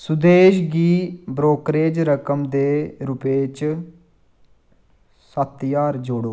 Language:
Dogri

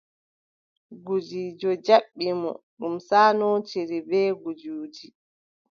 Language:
Adamawa Fulfulde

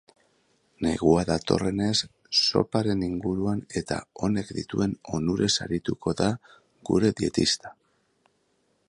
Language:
Basque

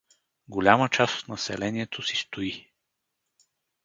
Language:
Bulgarian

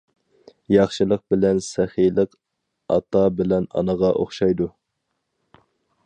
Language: Uyghur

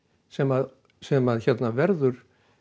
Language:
Icelandic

